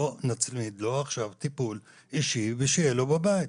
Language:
Hebrew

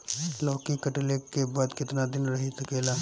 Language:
Bhojpuri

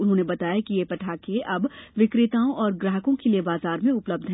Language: Hindi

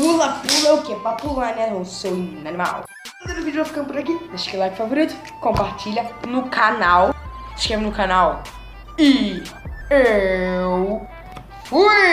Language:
Portuguese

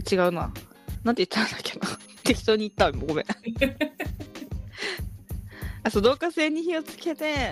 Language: Japanese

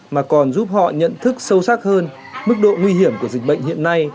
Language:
Vietnamese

